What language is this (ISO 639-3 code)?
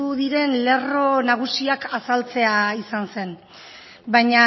eus